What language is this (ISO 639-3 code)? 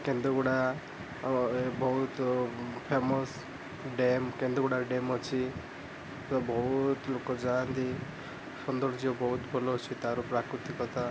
ori